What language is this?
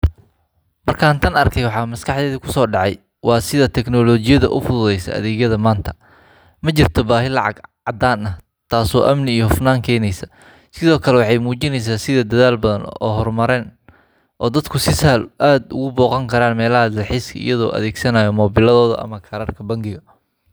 Somali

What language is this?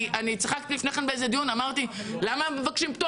Hebrew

